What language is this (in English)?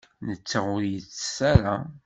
Kabyle